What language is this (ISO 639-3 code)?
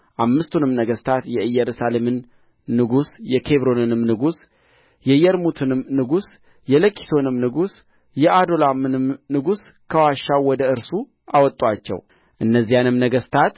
amh